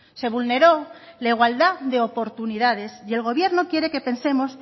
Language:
Spanish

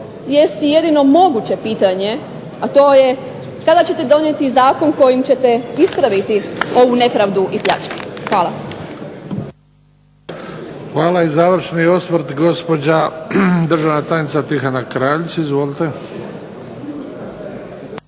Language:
Croatian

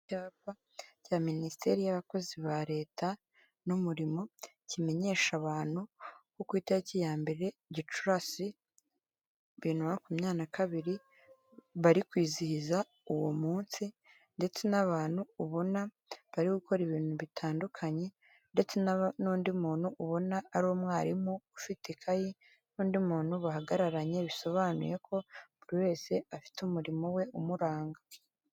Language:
Kinyarwanda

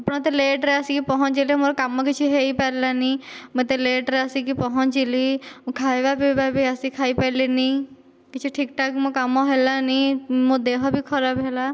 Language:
Odia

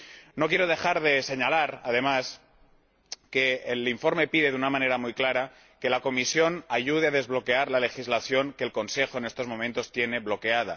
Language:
Spanish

